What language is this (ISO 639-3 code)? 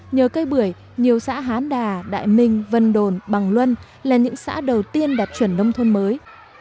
vie